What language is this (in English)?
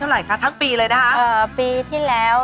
Thai